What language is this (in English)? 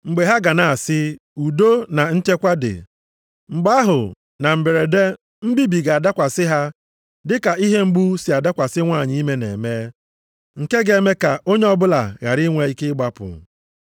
Igbo